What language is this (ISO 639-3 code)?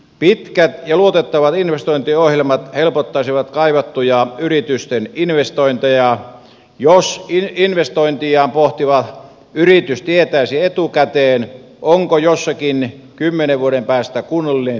fin